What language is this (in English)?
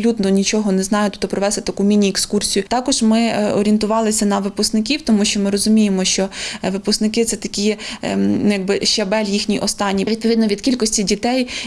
Ukrainian